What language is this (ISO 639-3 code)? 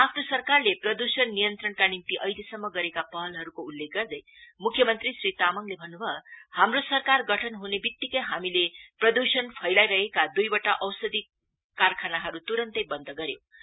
nep